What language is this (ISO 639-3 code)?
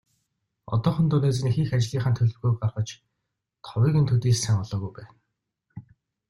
mon